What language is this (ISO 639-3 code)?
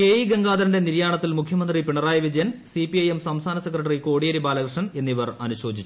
mal